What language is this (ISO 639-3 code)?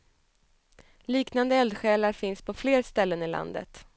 swe